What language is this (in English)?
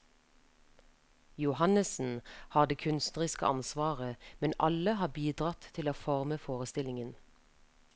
Norwegian